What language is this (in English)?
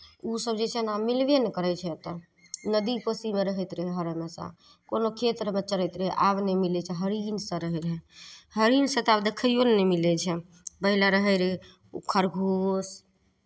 Maithili